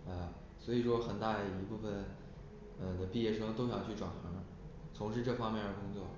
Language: Chinese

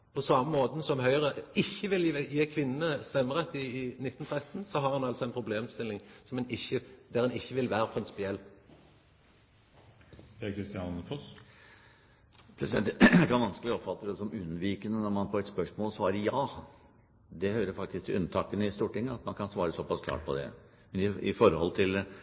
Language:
Norwegian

